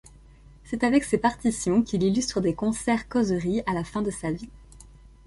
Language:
French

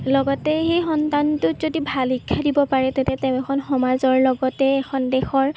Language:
Assamese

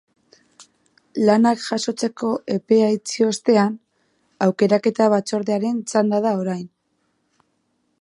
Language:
Basque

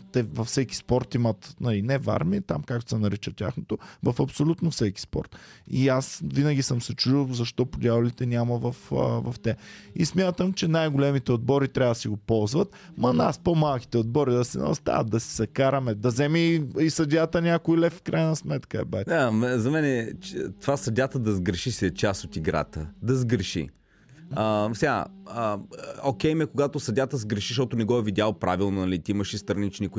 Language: Bulgarian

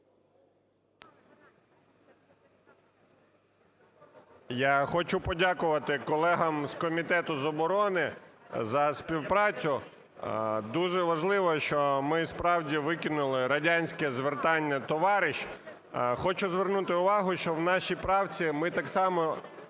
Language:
Ukrainian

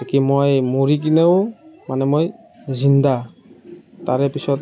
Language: Assamese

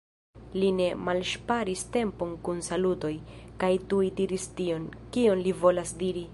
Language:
Esperanto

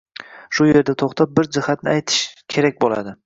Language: Uzbek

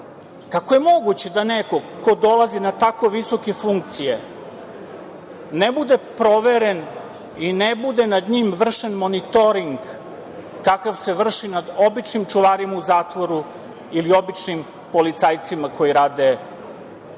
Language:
Serbian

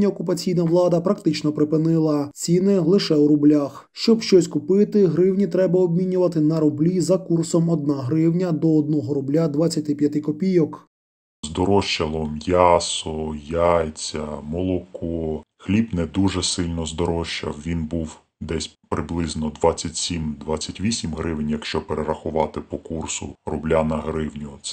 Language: Ukrainian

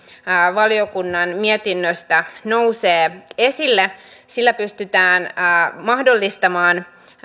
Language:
Finnish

